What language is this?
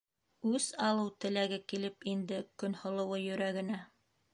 Bashkir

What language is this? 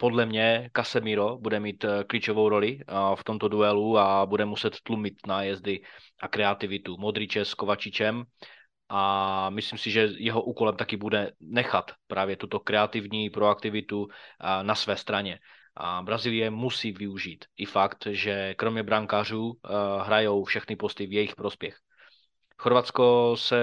Czech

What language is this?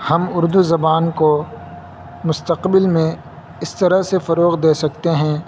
Urdu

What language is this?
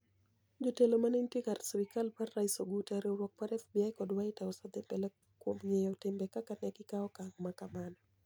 Luo (Kenya and Tanzania)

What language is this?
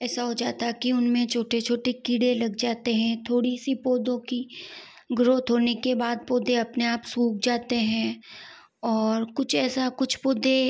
Hindi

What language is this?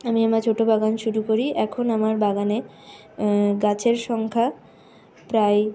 Bangla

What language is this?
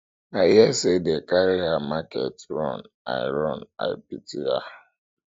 Nigerian Pidgin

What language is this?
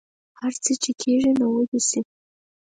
Pashto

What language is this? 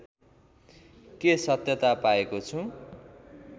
Nepali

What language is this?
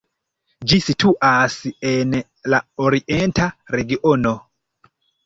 Esperanto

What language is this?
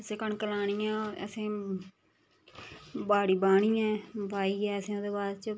Dogri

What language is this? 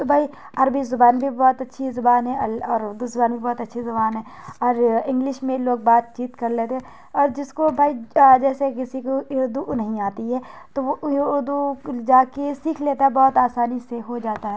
Urdu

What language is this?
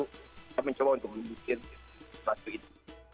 Indonesian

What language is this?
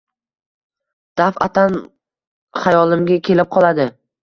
Uzbek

